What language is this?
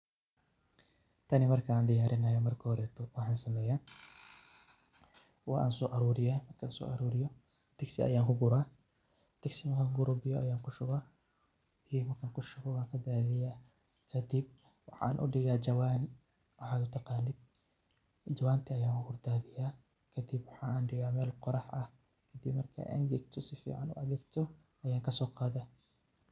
Somali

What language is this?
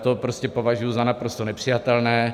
Czech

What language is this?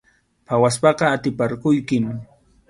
Arequipa-La Unión Quechua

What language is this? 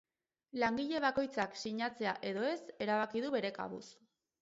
Basque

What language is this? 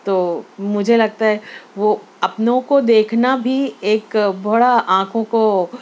Urdu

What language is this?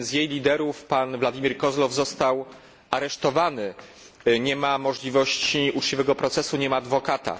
Polish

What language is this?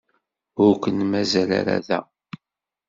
Kabyle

